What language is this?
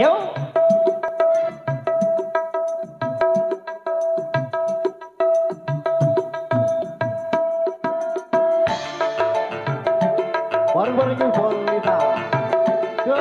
Romanian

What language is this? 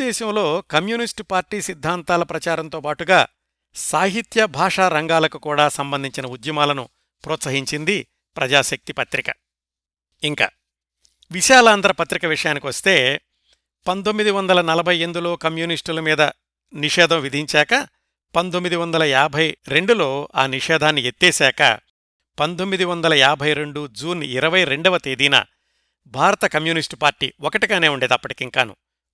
Telugu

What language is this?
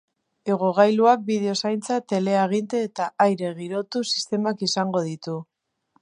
Basque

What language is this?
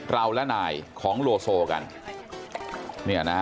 Thai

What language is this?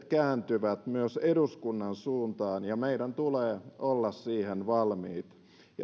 Finnish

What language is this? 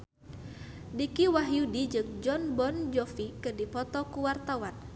Sundanese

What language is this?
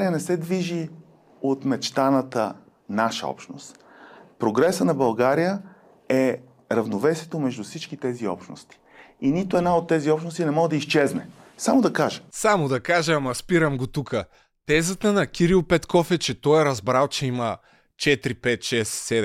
Bulgarian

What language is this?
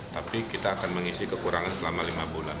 Indonesian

